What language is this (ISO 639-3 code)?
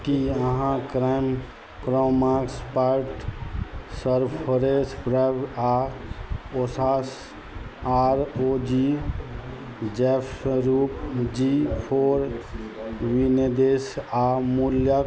mai